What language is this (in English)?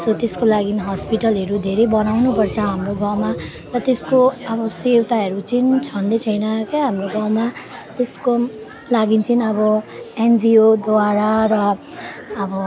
Nepali